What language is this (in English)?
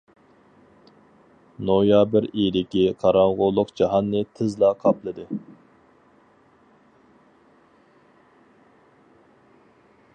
Uyghur